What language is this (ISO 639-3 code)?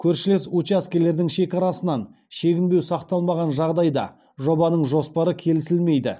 kaz